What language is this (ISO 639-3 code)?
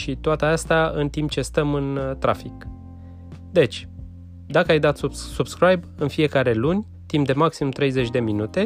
ron